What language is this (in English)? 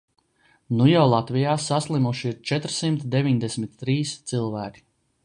Latvian